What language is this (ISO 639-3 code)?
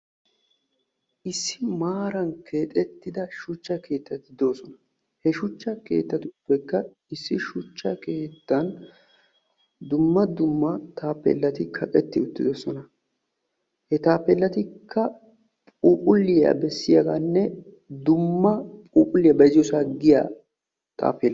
wal